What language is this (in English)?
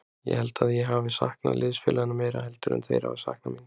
Icelandic